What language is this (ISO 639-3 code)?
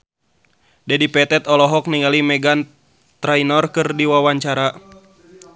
sun